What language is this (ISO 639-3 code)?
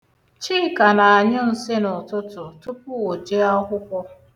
ibo